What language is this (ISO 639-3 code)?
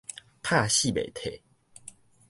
nan